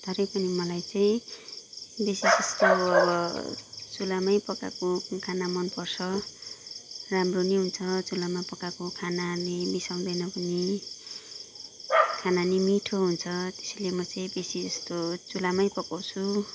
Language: Nepali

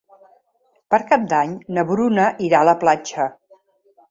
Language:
Catalan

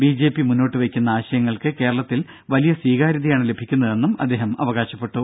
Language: Malayalam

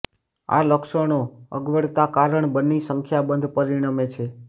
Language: Gujarati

